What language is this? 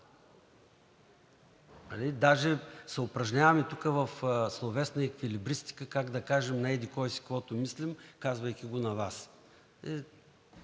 Bulgarian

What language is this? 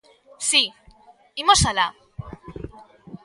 Galician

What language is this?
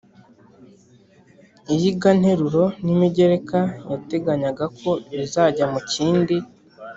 Kinyarwanda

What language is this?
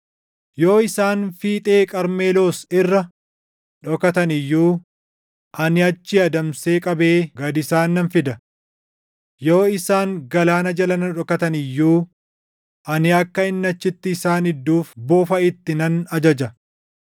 Oromo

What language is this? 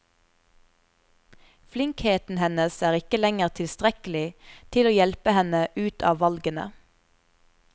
Norwegian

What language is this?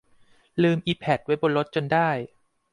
Thai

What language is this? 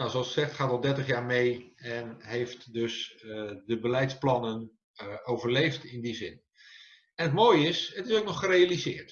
Dutch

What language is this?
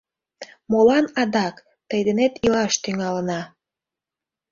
Mari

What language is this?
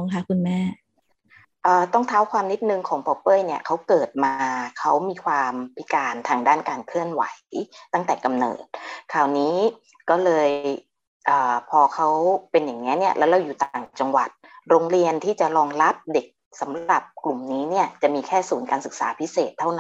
Thai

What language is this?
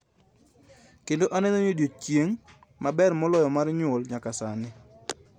Luo (Kenya and Tanzania)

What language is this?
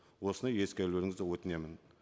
Kazakh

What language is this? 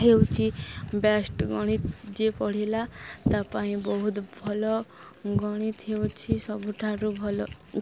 Odia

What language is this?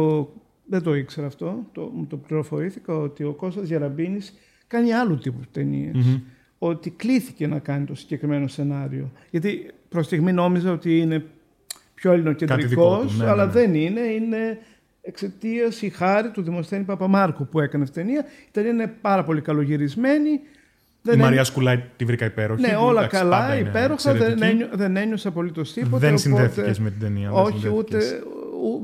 Greek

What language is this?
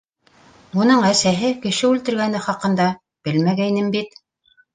Bashkir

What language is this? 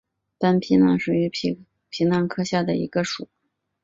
Chinese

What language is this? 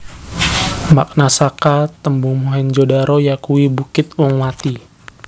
Javanese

